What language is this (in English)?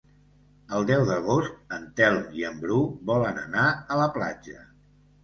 Catalan